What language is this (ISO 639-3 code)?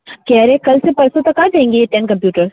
hin